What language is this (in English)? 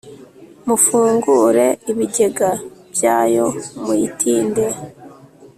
Kinyarwanda